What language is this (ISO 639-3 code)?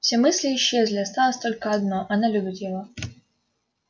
rus